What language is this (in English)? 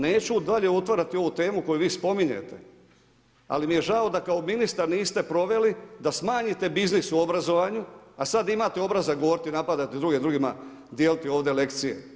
Croatian